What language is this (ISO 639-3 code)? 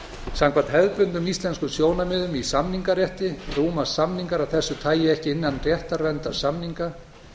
isl